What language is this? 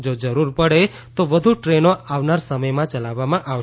Gujarati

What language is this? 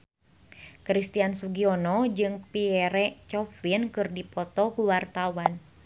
Sundanese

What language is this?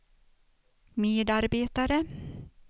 Swedish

